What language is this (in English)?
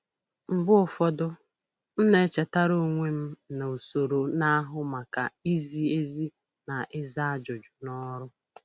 Igbo